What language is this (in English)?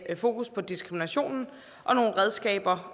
Danish